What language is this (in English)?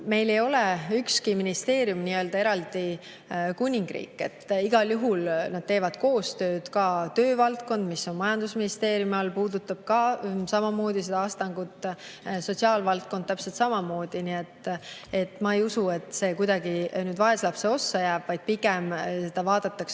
Estonian